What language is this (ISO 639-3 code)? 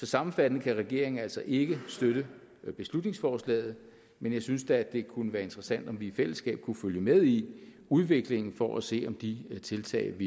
dan